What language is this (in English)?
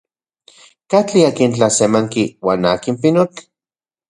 Central Puebla Nahuatl